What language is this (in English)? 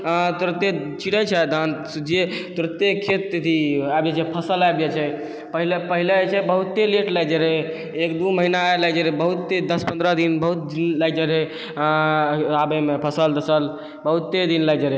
Maithili